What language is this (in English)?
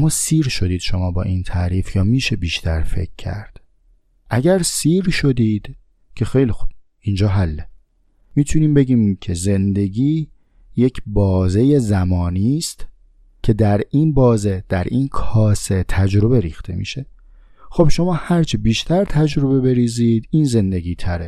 Persian